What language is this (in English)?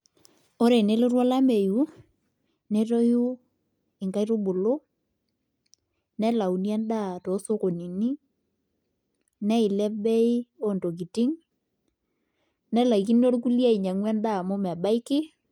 Masai